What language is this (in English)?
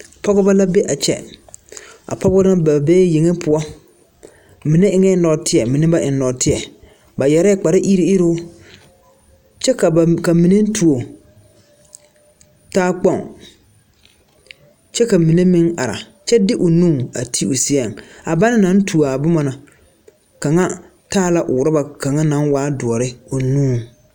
Southern Dagaare